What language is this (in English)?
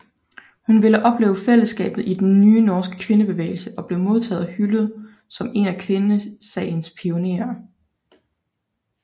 Danish